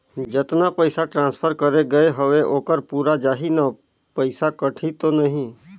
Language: Chhattisgarhi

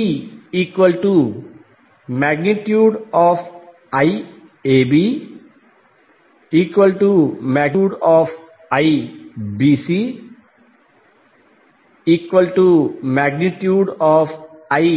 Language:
Telugu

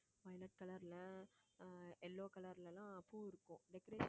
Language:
Tamil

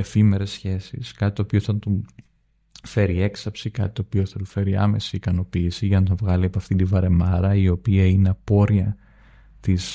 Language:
Greek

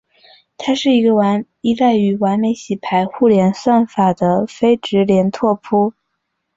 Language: Chinese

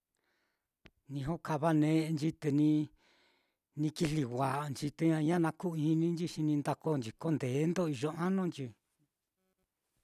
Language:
Mitlatongo Mixtec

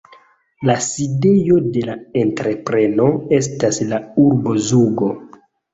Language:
Esperanto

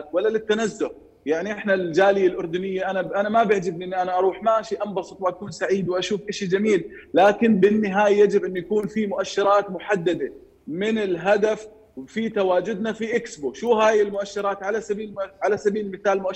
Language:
Arabic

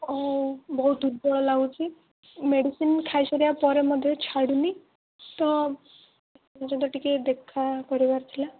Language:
Odia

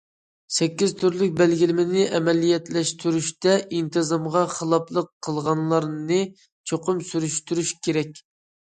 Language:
Uyghur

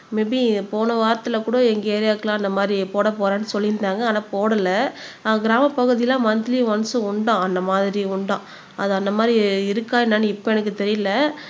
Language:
Tamil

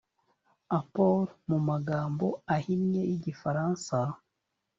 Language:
Kinyarwanda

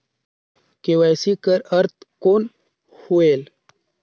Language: Chhattisgarhi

